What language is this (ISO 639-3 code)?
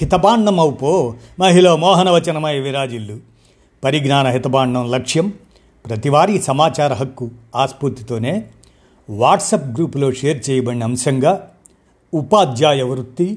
tel